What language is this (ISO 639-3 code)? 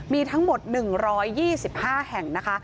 tha